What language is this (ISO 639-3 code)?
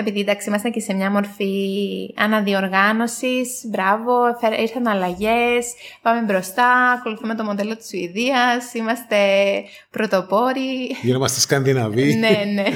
ell